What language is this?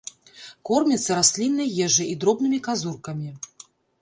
Belarusian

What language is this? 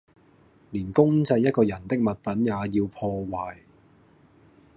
Cantonese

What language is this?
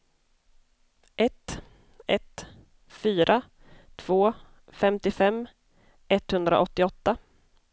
Swedish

